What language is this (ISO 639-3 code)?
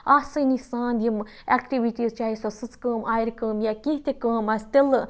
kas